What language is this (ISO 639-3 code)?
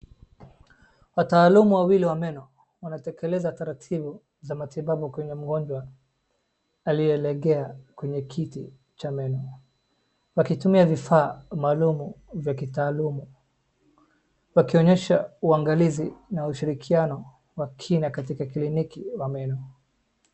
swa